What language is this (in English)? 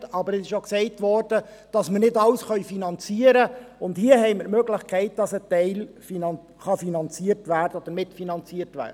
Swiss German